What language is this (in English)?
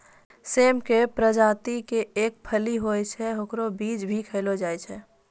Maithili